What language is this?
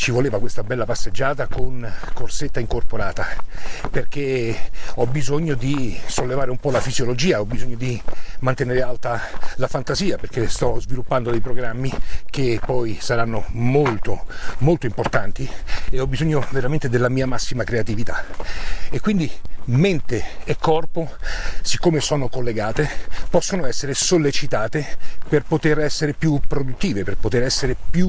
Italian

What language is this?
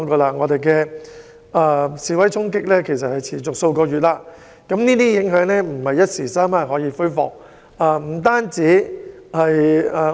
Cantonese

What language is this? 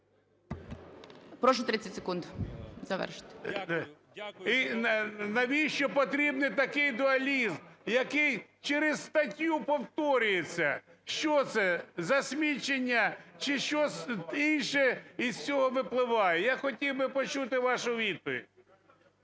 Ukrainian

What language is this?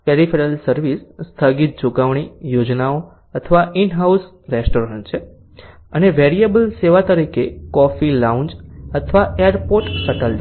Gujarati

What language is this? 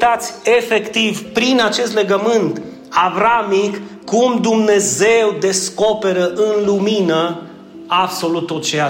Romanian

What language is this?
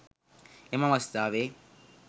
Sinhala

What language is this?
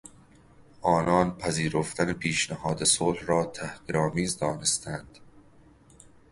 Persian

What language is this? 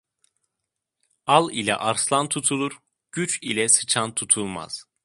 Turkish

